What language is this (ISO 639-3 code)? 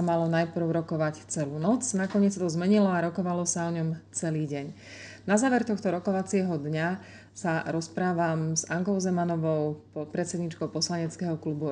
slk